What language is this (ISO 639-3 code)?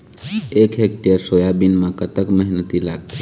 hne